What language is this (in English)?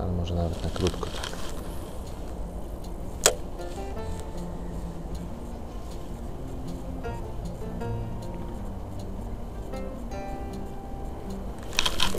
Polish